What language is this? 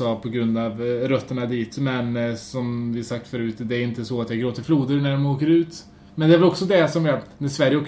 Swedish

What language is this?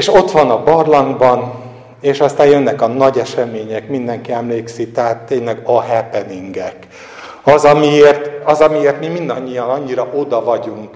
Hungarian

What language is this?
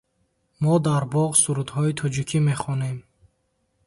Tajik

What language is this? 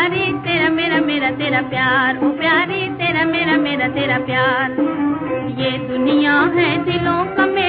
Romanian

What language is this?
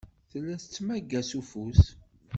Kabyle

